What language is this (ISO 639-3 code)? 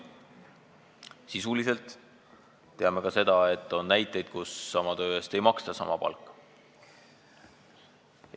est